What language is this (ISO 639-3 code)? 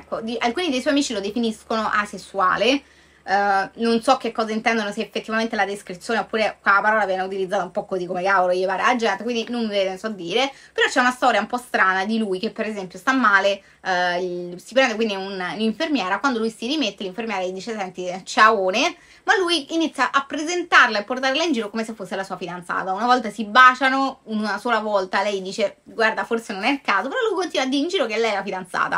ita